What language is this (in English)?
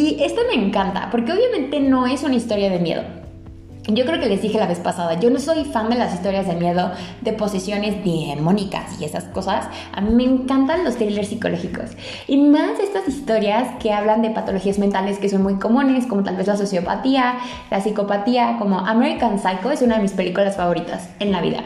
Spanish